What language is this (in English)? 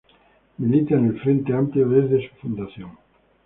Spanish